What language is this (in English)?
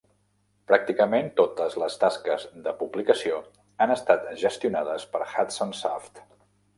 Catalan